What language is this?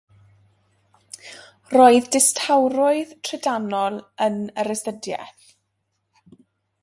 Welsh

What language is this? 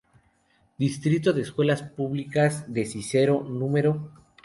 Spanish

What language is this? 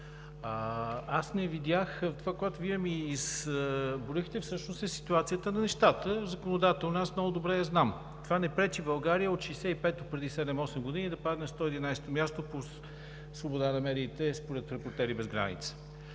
Bulgarian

